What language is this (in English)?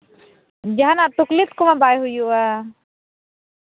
Santali